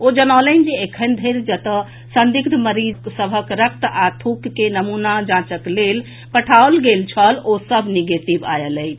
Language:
Maithili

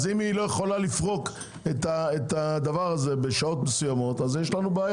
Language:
Hebrew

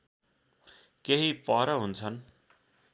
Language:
Nepali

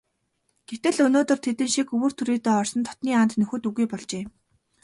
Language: Mongolian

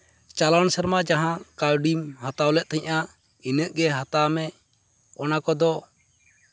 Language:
Santali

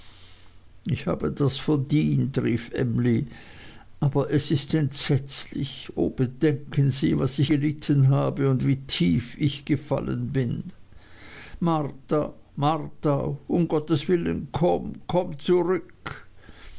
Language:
German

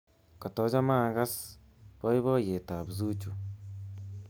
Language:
Kalenjin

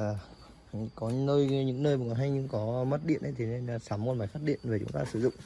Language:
Vietnamese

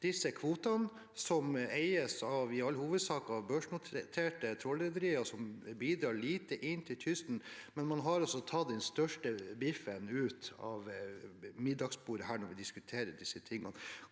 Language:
Norwegian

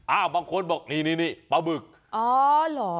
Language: Thai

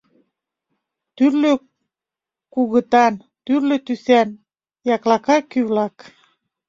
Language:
Mari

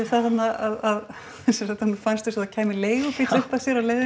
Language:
Icelandic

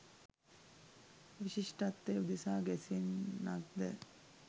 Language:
Sinhala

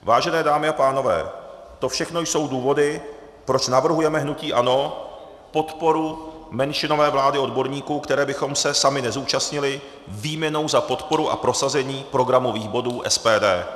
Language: Czech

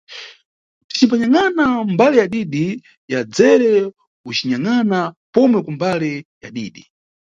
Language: Nyungwe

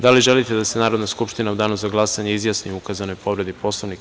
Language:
Serbian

